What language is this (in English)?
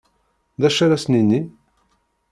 Kabyle